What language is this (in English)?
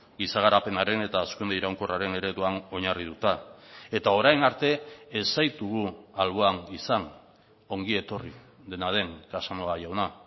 Basque